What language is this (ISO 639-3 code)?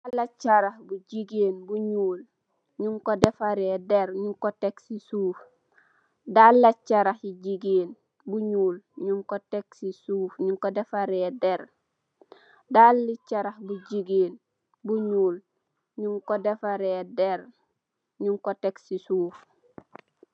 wol